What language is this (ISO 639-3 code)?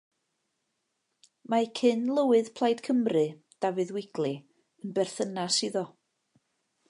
cym